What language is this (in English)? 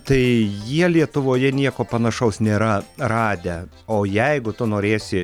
Lithuanian